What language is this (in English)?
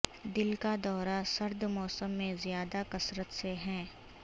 Urdu